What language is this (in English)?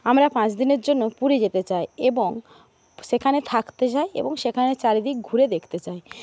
Bangla